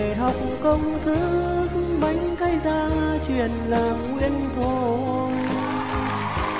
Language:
Vietnamese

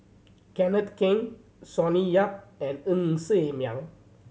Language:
English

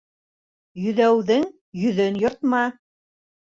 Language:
Bashkir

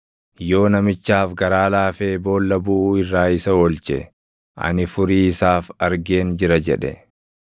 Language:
Oromo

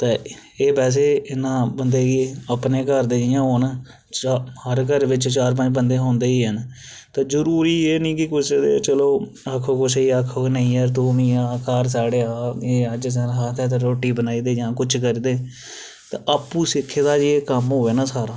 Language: Dogri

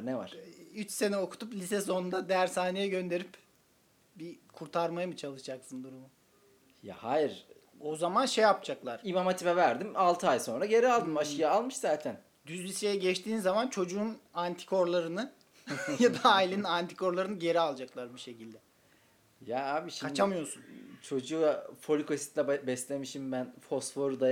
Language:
Turkish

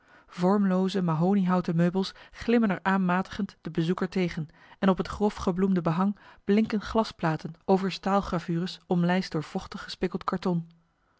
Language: Dutch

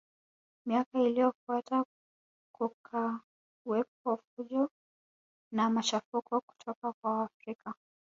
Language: Swahili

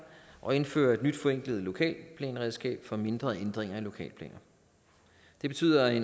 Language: Danish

